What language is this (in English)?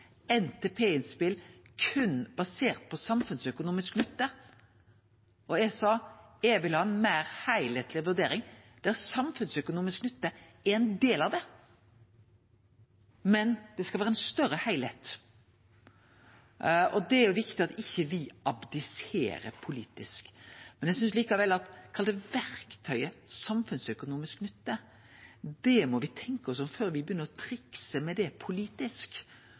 Norwegian Nynorsk